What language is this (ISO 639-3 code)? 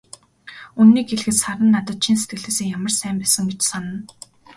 mon